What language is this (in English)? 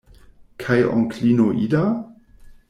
Esperanto